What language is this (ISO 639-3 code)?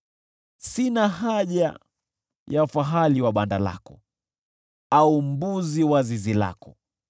swa